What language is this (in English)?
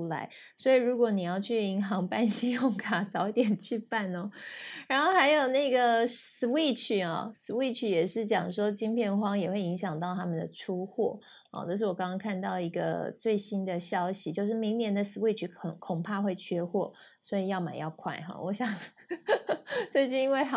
Chinese